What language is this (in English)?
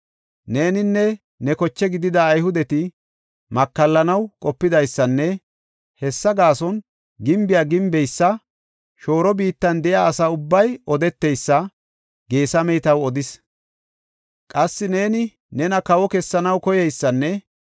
Gofa